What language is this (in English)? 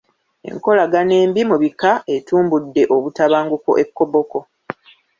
Ganda